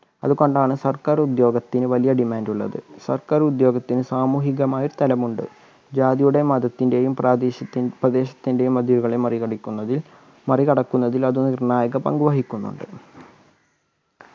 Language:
Malayalam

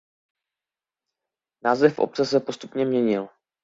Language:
Czech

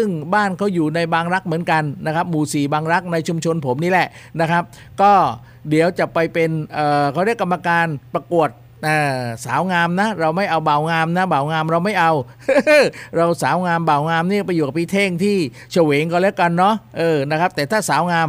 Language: Thai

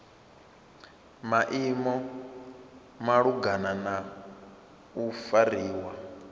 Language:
Venda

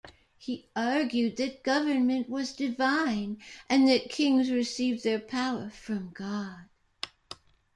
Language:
English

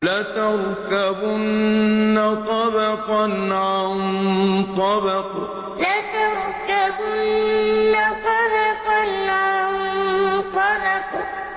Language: Arabic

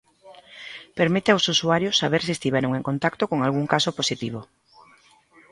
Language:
Galician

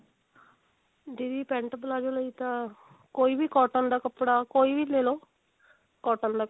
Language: Punjabi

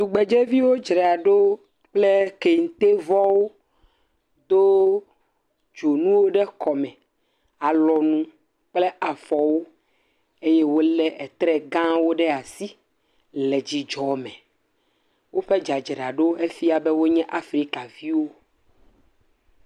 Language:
Ewe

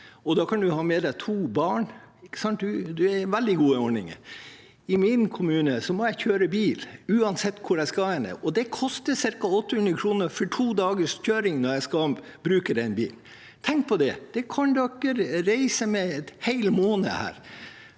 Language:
Norwegian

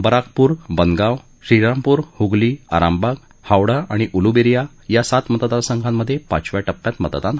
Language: Marathi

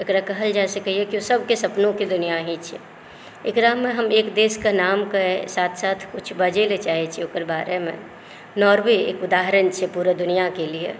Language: Maithili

